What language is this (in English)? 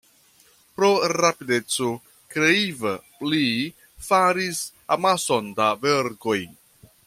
Esperanto